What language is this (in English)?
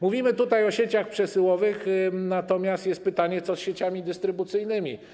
Polish